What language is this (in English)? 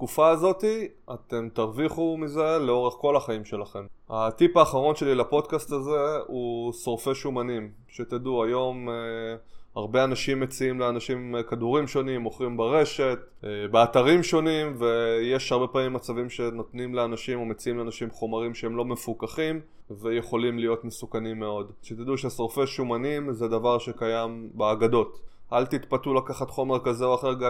Hebrew